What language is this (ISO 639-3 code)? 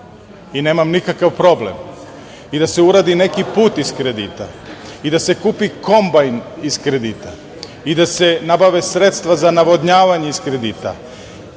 srp